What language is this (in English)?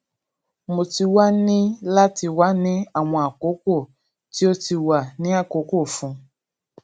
Yoruba